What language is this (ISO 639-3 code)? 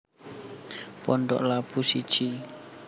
jav